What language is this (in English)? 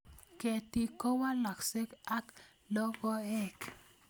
Kalenjin